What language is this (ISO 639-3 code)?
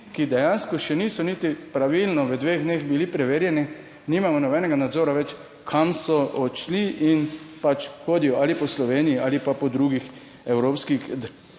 slv